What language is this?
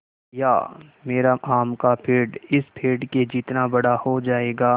Hindi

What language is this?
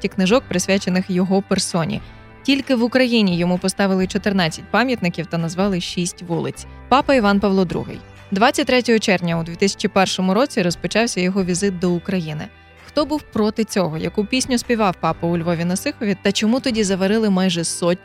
Ukrainian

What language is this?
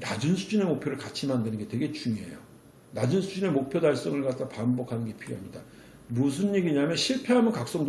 Korean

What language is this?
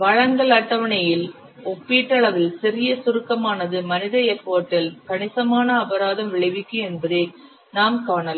Tamil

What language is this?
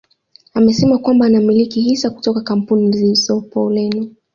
Swahili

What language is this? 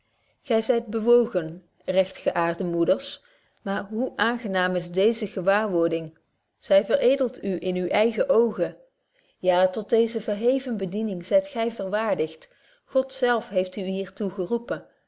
Dutch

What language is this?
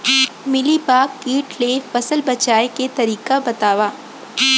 Chhattisgarhi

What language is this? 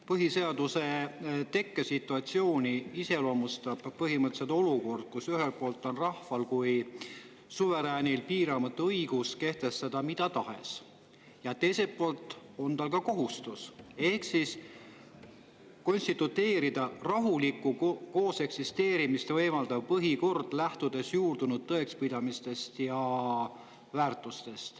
Estonian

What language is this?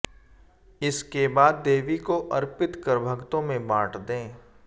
Hindi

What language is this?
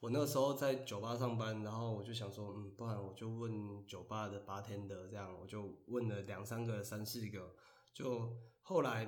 Chinese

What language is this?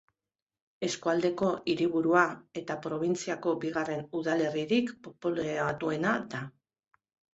Basque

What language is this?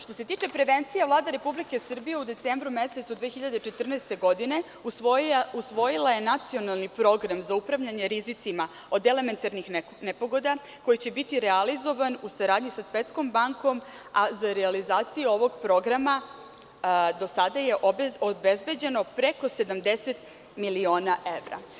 Serbian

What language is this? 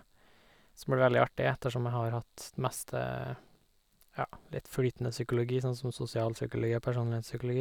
Norwegian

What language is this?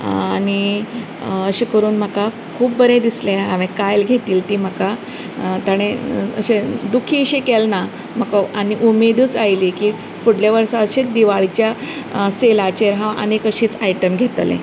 Konkani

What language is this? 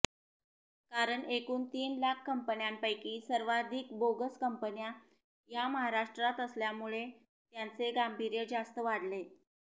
Marathi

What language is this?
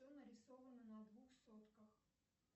Russian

